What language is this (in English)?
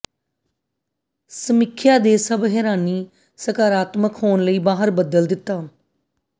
Punjabi